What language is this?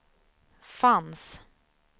Swedish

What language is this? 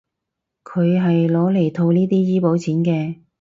Cantonese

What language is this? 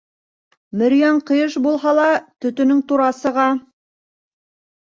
Bashkir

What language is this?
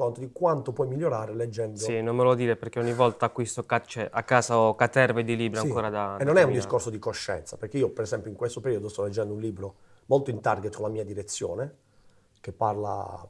Italian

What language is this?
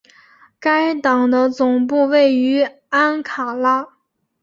Chinese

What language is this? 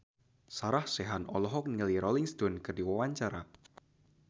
Sundanese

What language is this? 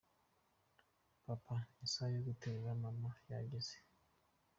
Kinyarwanda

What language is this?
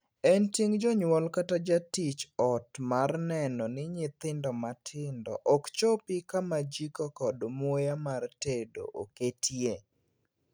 Luo (Kenya and Tanzania)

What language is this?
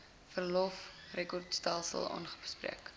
Afrikaans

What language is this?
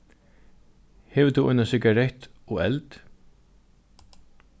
Faroese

